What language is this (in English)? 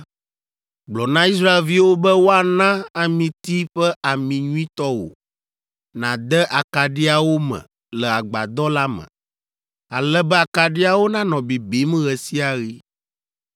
Ewe